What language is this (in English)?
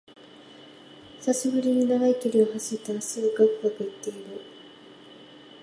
Japanese